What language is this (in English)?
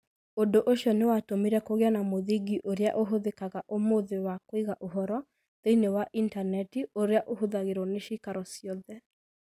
Kikuyu